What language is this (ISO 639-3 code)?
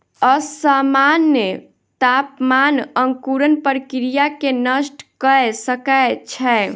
mai